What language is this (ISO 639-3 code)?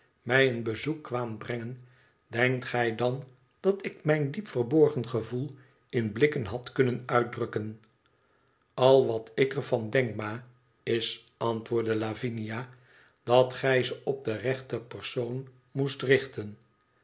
nld